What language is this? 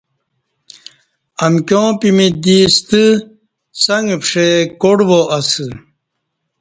Kati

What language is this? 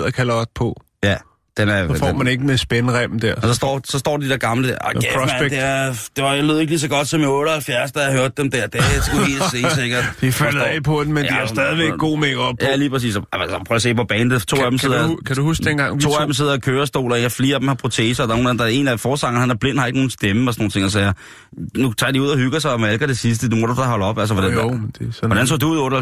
Danish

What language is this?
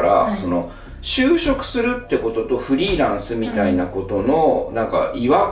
Japanese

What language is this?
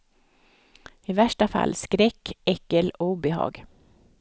Swedish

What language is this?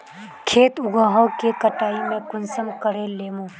Magahi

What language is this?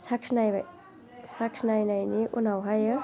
Bodo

